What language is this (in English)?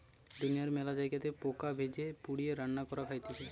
Bangla